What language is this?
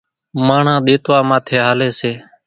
Kachi Koli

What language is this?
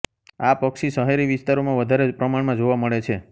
Gujarati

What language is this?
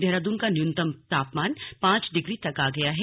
Hindi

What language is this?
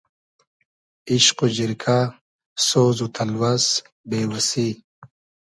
Hazaragi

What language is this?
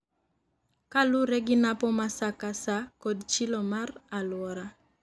Luo (Kenya and Tanzania)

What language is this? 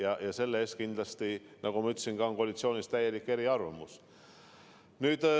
Estonian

